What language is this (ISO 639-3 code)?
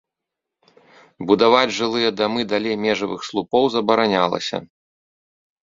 bel